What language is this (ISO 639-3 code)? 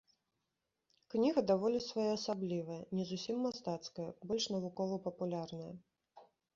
bel